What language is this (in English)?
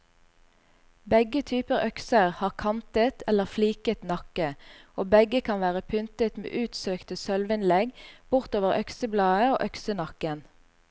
Norwegian